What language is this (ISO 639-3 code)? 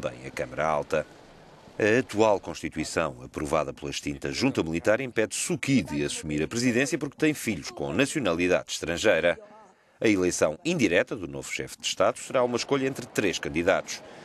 por